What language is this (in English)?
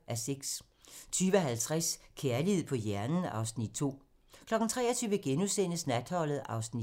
Danish